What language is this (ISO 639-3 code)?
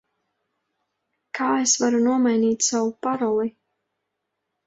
lav